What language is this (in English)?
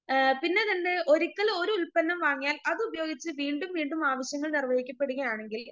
Malayalam